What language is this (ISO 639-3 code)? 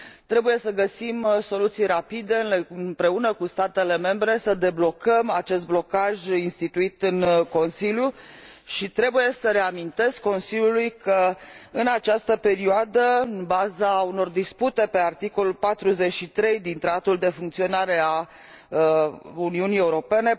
ron